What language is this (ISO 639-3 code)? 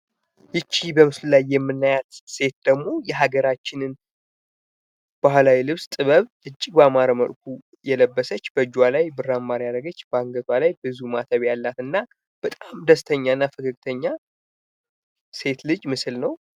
amh